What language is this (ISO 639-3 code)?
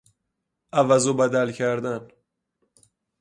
fas